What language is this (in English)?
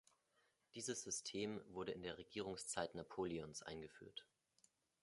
German